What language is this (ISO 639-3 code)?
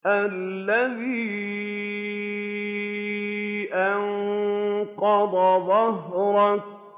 ara